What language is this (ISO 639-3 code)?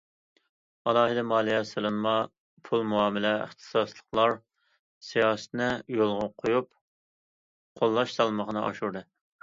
uig